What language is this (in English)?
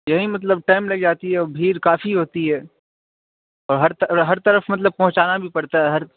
Urdu